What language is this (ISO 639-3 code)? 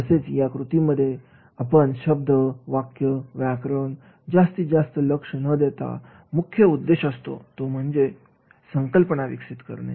mar